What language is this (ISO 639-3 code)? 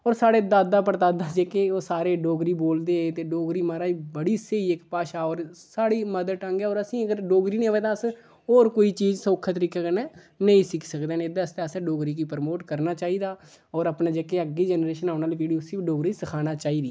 doi